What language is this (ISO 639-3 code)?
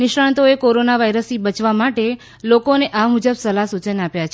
guj